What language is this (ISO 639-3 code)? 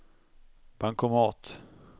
swe